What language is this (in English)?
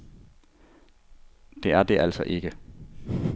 Danish